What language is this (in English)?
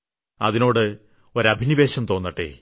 Malayalam